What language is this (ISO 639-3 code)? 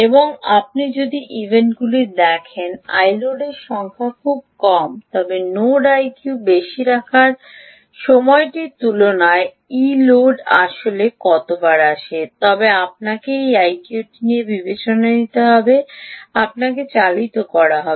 ben